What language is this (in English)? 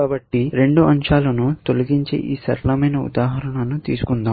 Telugu